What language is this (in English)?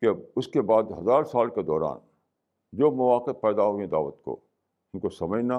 Urdu